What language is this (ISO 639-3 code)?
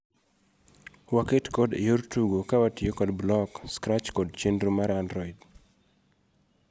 luo